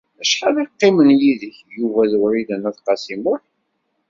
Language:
Kabyle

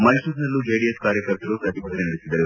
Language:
Kannada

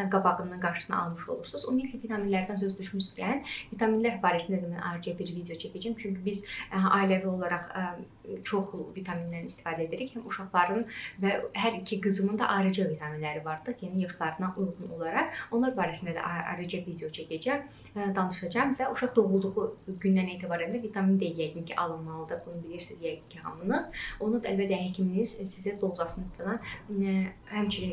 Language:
German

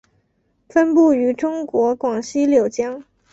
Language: Chinese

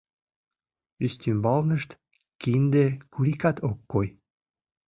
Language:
Mari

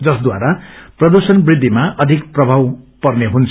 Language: Nepali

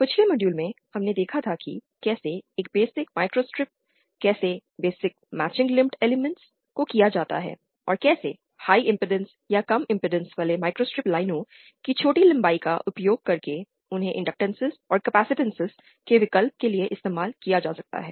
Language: Hindi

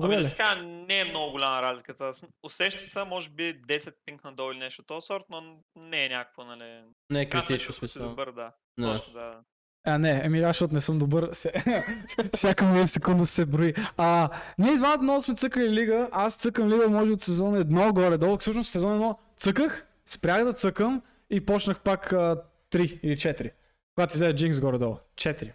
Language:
Bulgarian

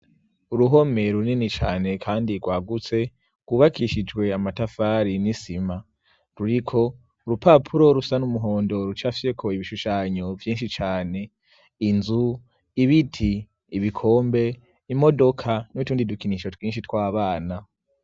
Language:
Rundi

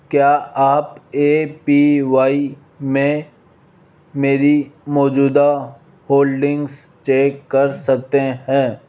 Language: Hindi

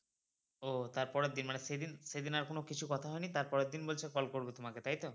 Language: Bangla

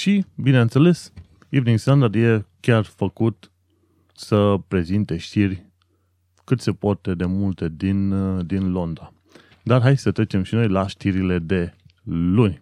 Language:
Romanian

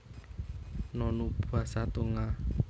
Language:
Javanese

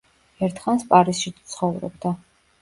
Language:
Georgian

